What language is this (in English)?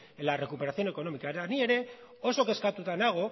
Basque